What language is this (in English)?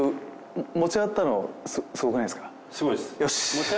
Japanese